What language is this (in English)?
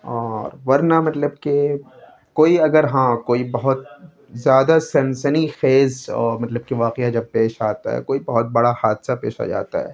Urdu